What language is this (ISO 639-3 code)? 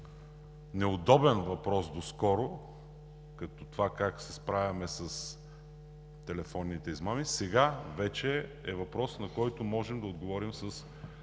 bul